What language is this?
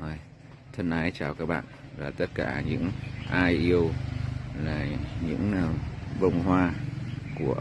Vietnamese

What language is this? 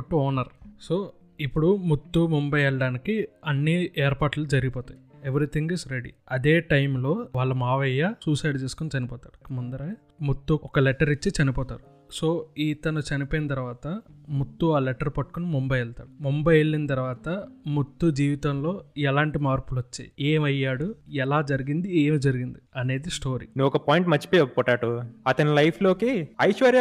Telugu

